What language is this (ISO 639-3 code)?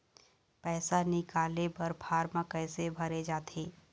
hne